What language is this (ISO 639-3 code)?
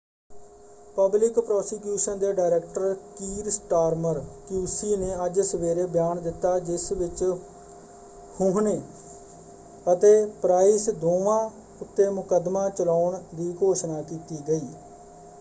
pan